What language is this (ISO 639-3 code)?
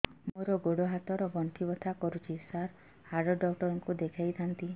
ori